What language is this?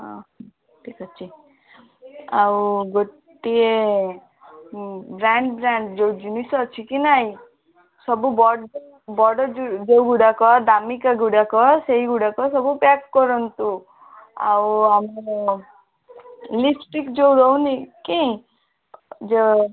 Odia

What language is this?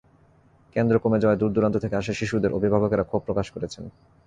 Bangla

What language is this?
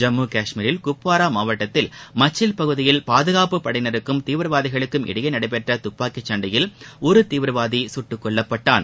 Tamil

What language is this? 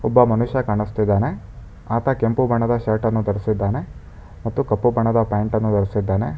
Kannada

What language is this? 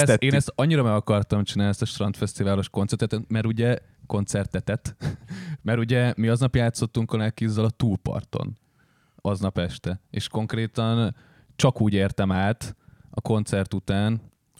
Hungarian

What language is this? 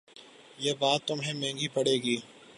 Urdu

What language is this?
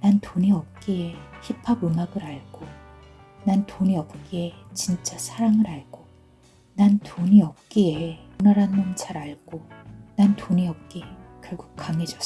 Korean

